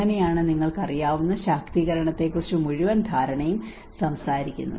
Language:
Malayalam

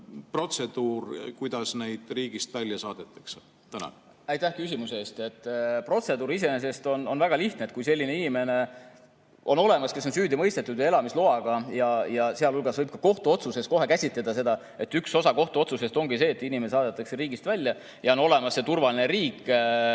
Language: Estonian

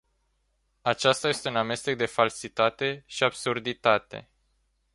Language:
Romanian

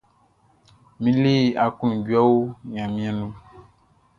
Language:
Baoulé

